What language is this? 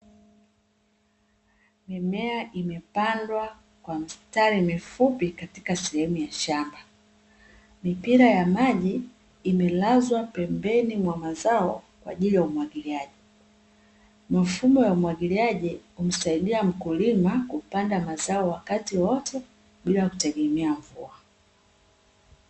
Swahili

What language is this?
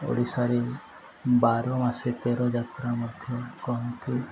Odia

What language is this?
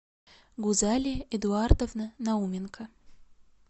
Russian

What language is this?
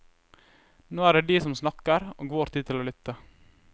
Norwegian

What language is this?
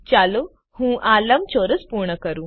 Gujarati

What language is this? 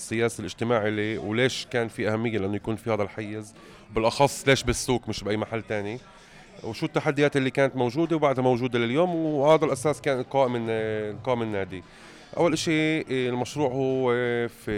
Arabic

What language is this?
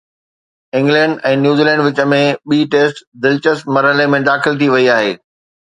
Sindhi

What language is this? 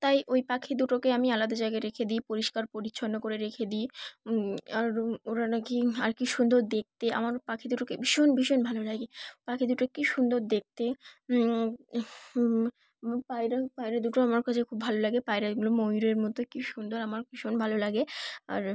Bangla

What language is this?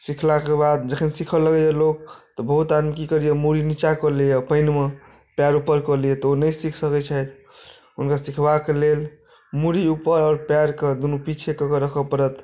Maithili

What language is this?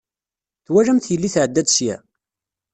Kabyle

